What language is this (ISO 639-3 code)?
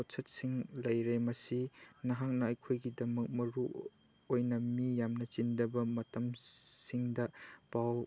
mni